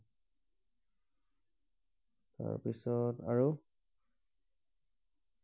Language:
Assamese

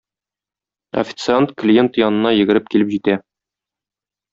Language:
Tatar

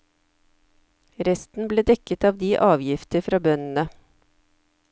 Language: Norwegian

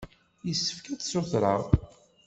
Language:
Kabyle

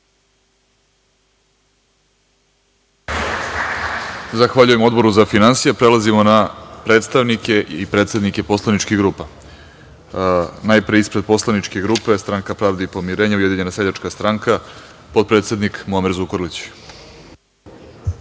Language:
Serbian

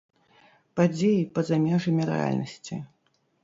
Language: Belarusian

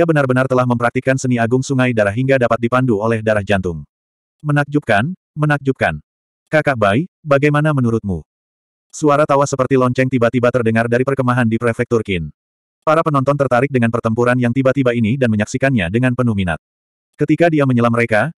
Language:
Indonesian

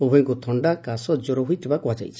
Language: Odia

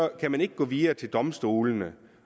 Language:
Danish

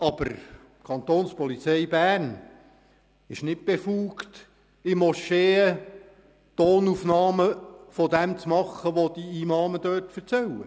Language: Swiss German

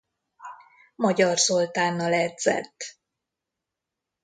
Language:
Hungarian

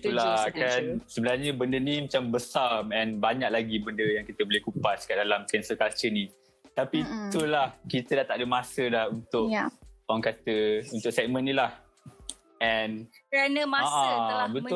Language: Malay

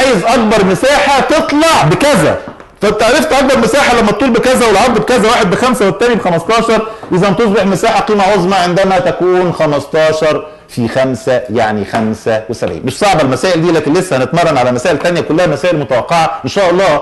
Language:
Arabic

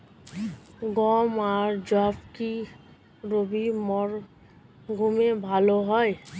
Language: Bangla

